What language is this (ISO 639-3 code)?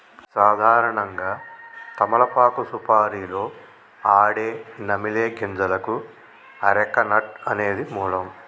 tel